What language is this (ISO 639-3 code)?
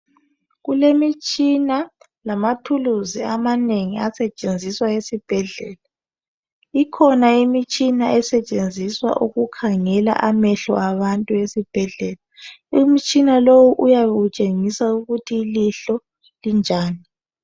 nde